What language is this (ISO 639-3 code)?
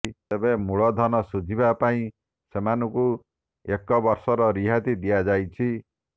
ori